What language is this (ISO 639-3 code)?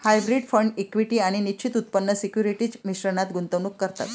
mar